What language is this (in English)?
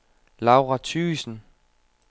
Danish